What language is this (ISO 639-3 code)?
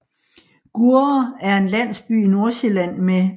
dan